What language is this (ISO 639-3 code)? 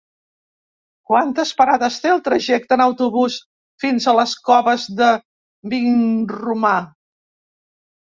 cat